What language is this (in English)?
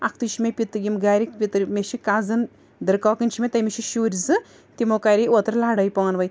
Kashmiri